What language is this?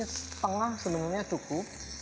Indonesian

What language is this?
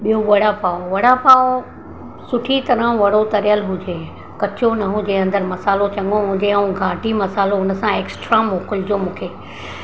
Sindhi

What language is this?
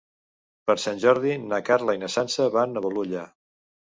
Catalan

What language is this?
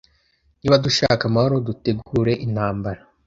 Kinyarwanda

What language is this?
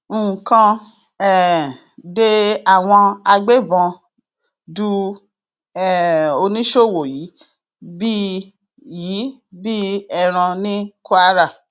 Yoruba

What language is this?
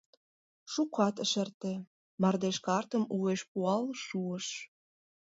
Mari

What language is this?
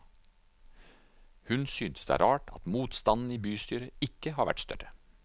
Norwegian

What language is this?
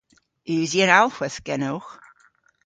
Cornish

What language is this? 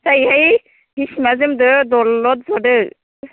Bodo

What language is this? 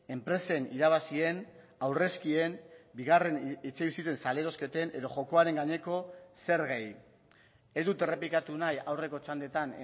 Basque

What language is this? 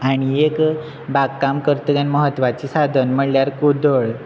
Konkani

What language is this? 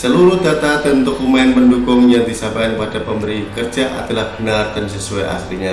Indonesian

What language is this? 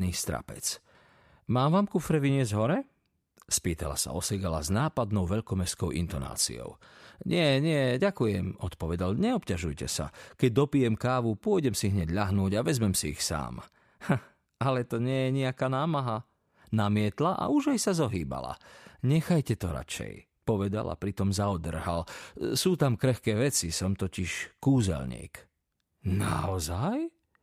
Slovak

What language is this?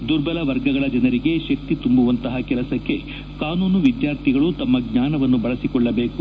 Kannada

